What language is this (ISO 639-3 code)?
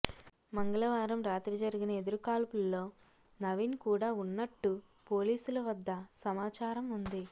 tel